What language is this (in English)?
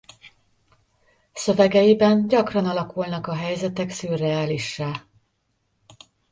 Hungarian